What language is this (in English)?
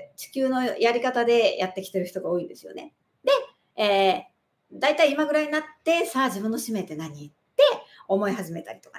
Japanese